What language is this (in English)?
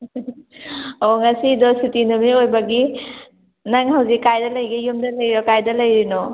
Manipuri